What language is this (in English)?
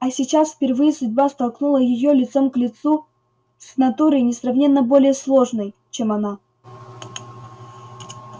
Russian